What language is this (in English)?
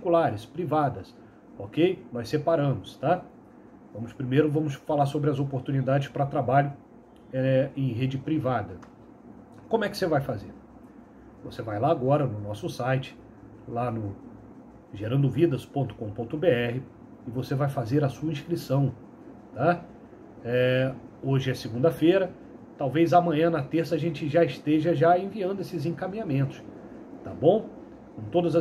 Portuguese